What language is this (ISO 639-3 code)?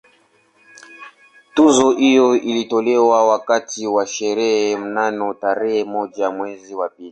swa